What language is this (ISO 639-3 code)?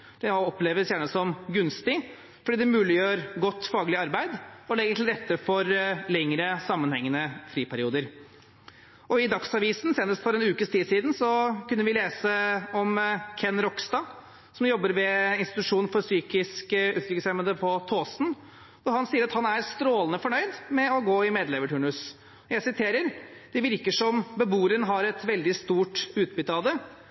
nob